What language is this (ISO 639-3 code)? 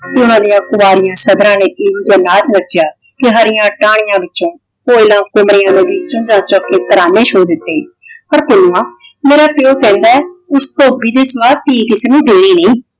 pan